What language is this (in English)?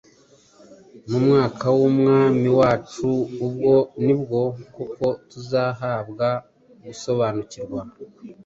Kinyarwanda